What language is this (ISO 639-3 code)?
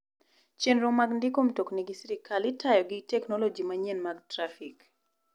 luo